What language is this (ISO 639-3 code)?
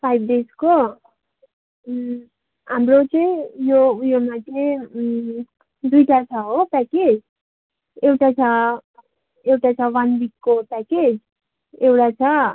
nep